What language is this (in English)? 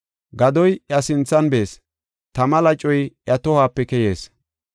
Gofa